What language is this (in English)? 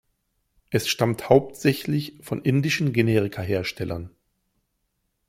German